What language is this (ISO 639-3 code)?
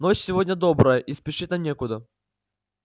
rus